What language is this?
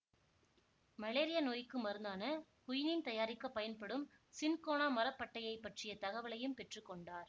Tamil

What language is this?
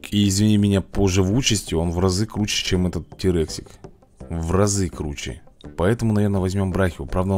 Russian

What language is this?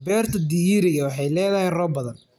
Somali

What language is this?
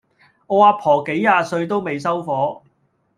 Cantonese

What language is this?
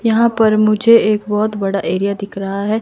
Hindi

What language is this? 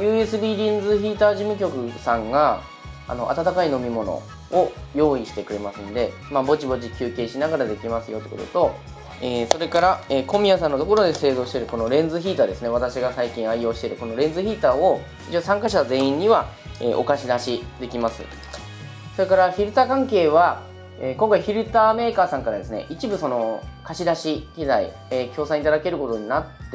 Japanese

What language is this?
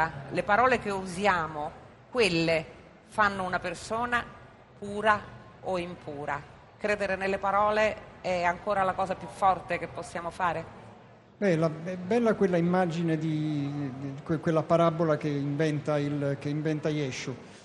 Italian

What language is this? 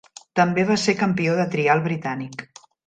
Catalan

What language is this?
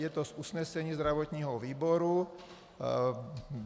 Czech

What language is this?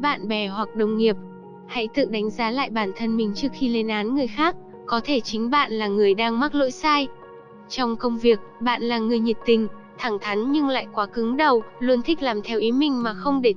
Vietnamese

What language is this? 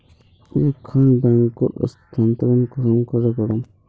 Magahi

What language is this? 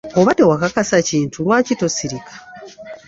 Ganda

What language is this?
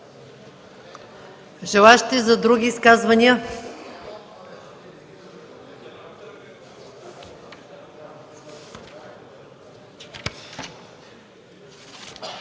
Bulgarian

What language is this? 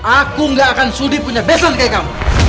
Indonesian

